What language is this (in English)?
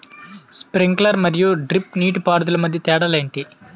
Telugu